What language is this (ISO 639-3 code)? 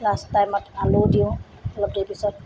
asm